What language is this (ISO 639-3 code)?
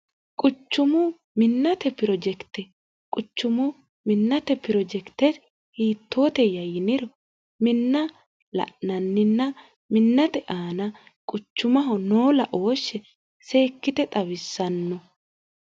sid